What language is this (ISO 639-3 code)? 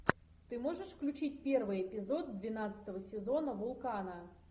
rus